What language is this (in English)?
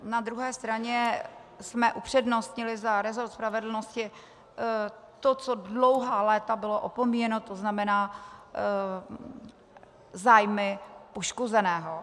Czech